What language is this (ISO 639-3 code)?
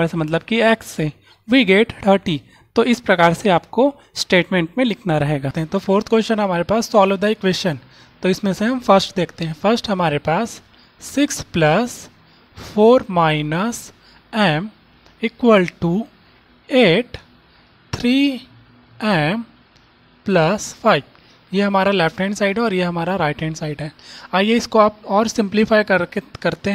hin